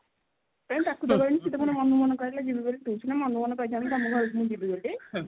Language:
Odia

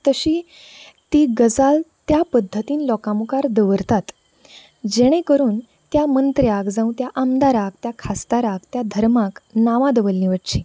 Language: Konkani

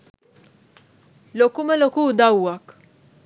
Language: Sinhala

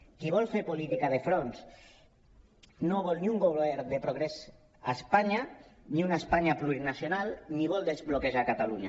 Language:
Catalan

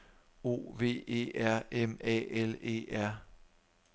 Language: Danish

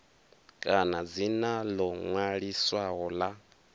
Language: Venda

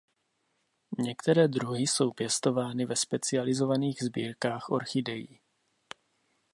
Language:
Czech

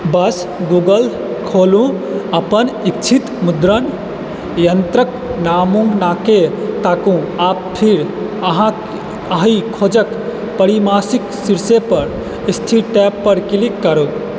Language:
Maithili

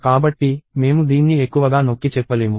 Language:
Telugu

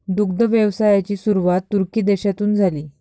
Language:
Marathi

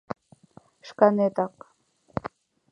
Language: Mari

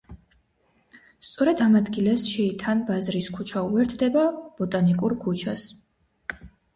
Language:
Georgian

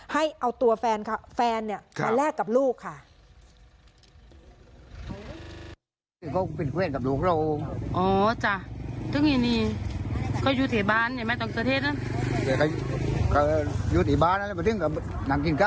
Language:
Thai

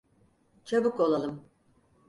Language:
Turkish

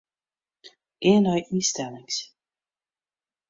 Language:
Western Frisian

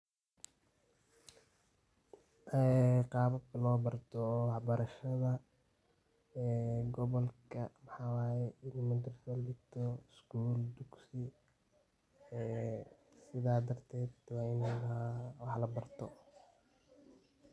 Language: Somali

